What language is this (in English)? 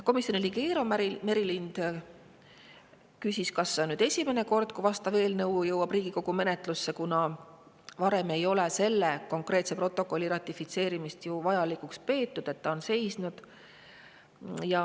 Estonian